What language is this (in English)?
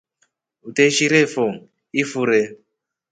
Rombo